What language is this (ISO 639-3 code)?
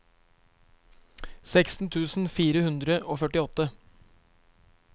nor